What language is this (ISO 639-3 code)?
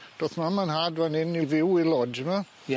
cym